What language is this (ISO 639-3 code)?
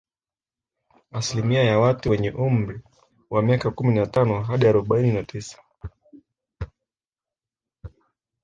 swa